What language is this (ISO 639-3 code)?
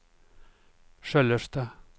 swe